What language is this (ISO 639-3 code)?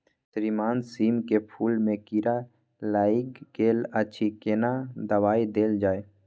mai